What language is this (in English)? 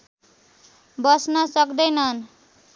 Nepali